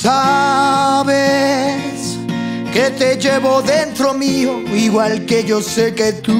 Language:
Spanish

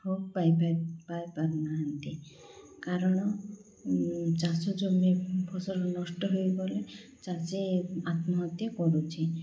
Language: Odia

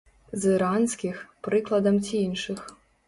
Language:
Belarusian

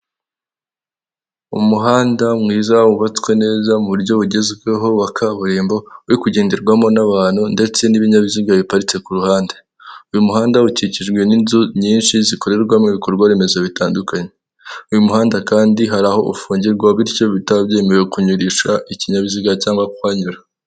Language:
Kinyarwanda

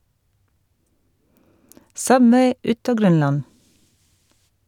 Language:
Norwegian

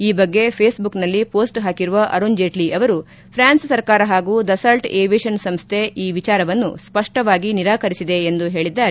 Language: Kannada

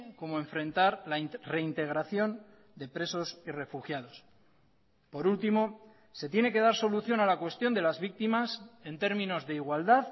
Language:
Spanish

